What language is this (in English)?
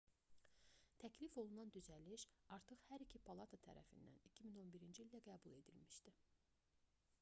Azerbaijani